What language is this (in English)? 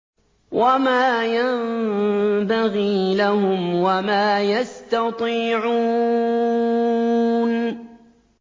Arabic